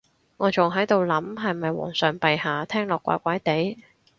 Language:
Cantonese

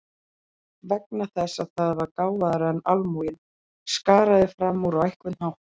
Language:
Icelandic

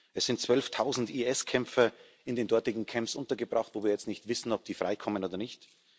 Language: German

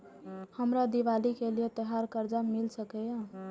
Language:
Maithili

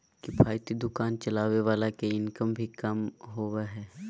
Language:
Magahi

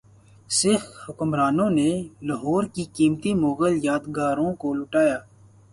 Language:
Urdu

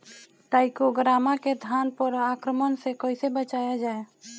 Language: Bhojpuri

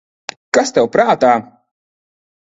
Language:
Latvian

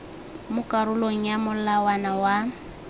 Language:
Tswana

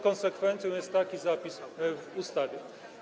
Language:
Polish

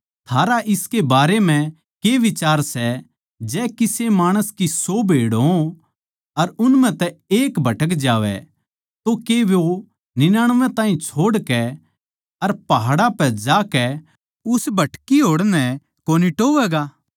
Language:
Haryanvi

